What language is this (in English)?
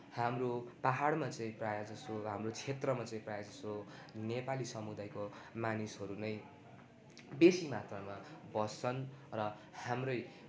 Nepali